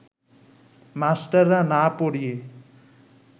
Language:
Bangla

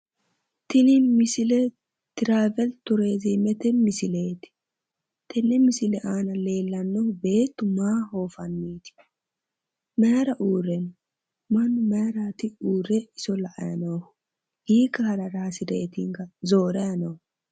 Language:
Sidamo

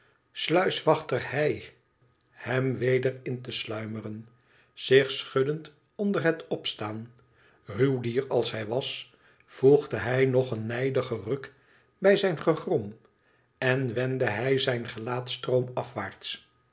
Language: Dutch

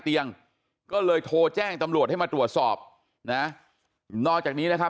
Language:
Thai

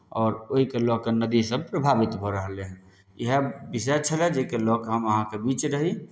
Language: Maithili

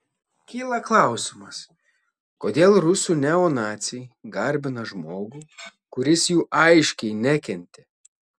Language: Lithuanian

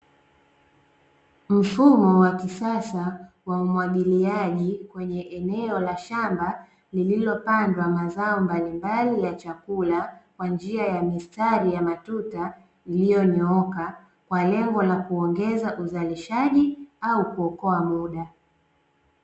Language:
Swahili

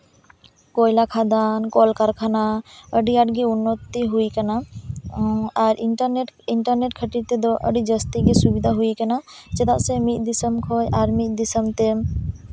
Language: Santali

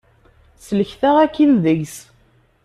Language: Kabyle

